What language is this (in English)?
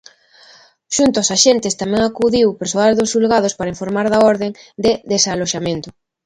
Galician